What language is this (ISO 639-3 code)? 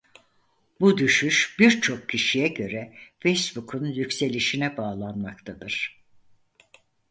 tur